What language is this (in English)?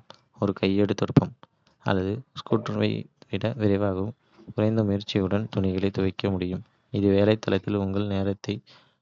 Kota (India)